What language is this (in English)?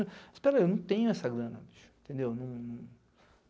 Portuguese